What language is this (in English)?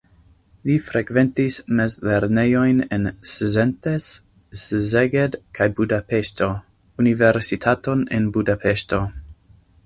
Esperanto